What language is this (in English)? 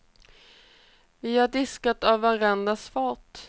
Swedish